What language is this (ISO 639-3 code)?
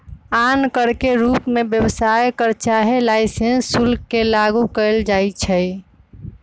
mag